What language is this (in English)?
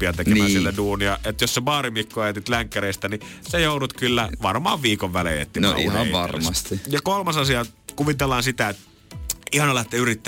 Finnish